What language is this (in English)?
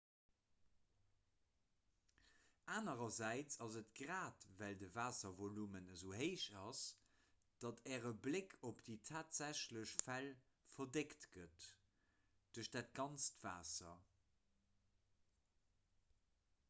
Luxembourgish